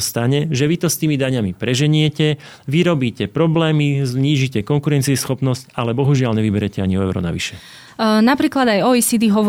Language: Slovak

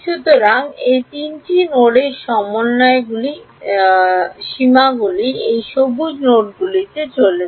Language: Bangla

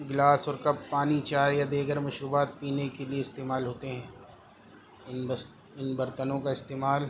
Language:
Urdu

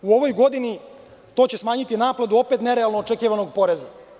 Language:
Serbian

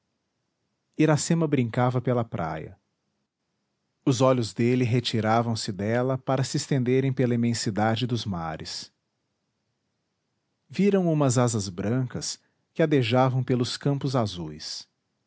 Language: Portuguese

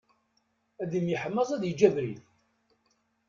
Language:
Kabyle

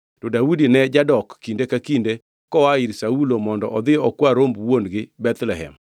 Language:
Luo (Kenya and Tanzania)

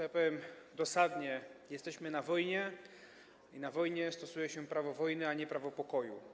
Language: Polish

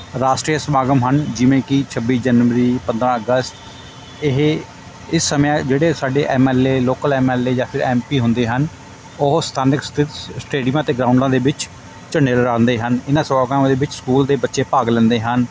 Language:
Punjabi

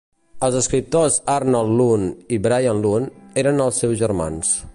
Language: Catalan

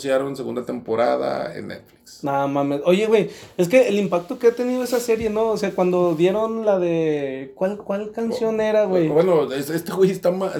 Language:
Spanish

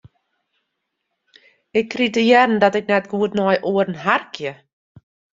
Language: Western Frisian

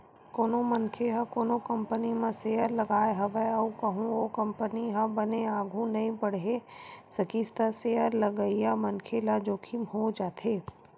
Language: Chhattisgarhi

